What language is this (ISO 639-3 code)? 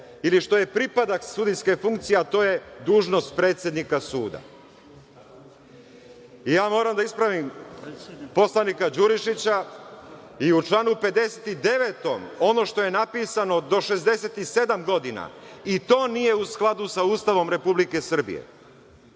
srp